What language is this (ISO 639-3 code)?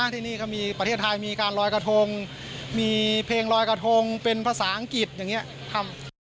tha